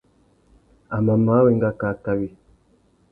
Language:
Tuki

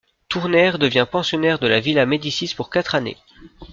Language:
French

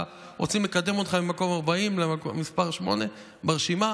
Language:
Hebrew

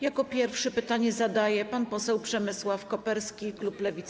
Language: Polish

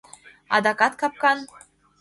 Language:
Mari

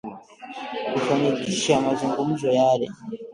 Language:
Swahili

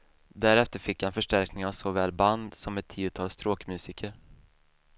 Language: Swedish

